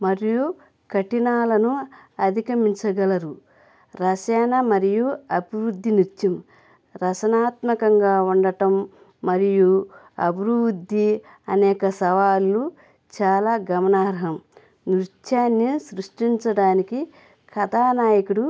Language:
Telugu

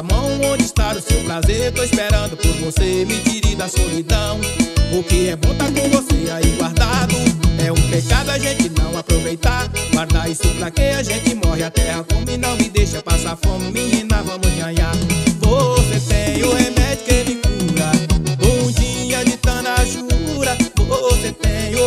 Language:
Portuguese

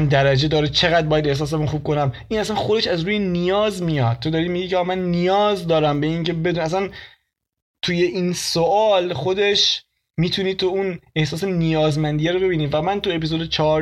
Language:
Persian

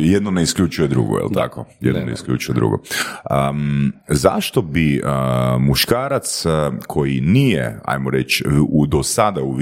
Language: Croatian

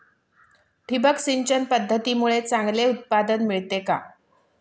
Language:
Marathi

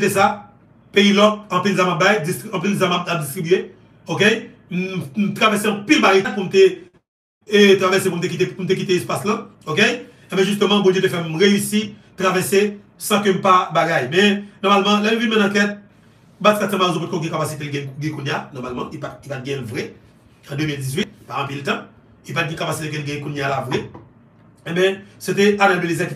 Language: French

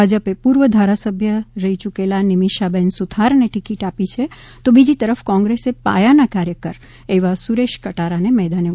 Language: Gujarati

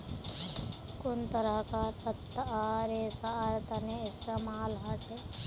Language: Magahi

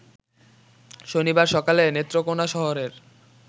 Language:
Bangla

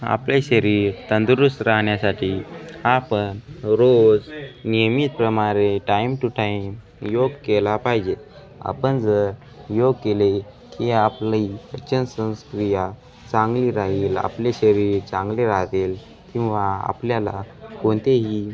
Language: Marathi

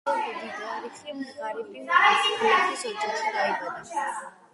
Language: Georgian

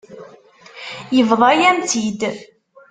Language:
Kabyle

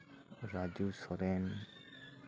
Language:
Santali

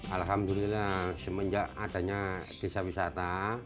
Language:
Indonesian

